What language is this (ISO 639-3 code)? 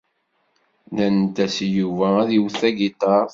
kab